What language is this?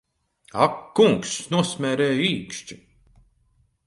Latvian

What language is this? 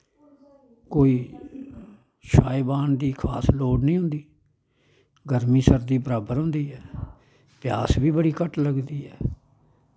Dogri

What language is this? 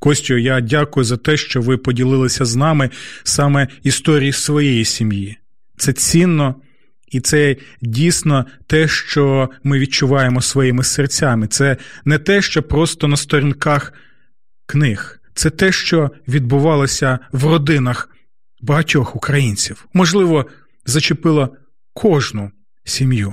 Ukrainian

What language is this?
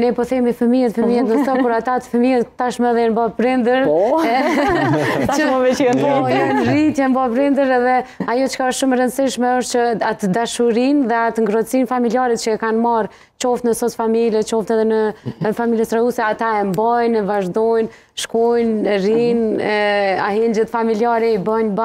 Romanian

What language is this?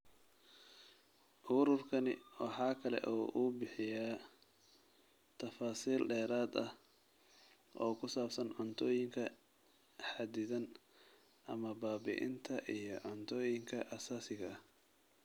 Somali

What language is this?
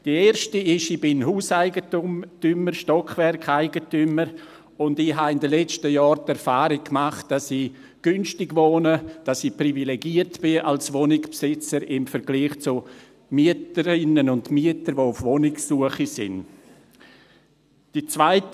Swiss German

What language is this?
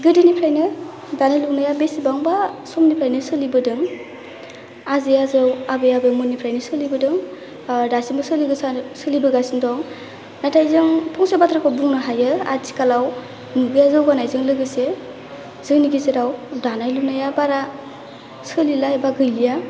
Bodo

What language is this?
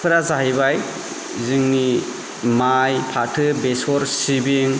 Bodo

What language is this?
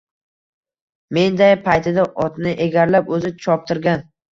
Uzbek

